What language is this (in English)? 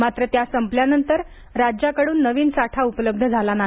Marathi